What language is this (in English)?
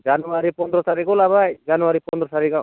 Bodo